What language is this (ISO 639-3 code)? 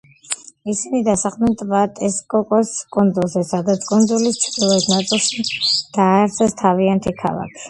kat